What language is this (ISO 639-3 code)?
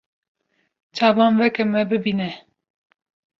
kur